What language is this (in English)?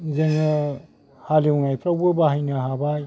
Bodo